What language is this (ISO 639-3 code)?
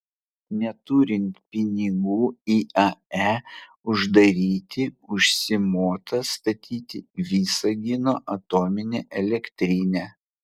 lit